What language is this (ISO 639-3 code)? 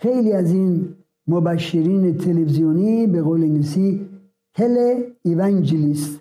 fas